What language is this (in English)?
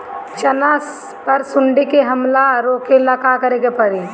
Bhojpuri